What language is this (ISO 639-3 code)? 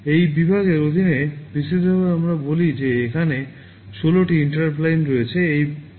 ben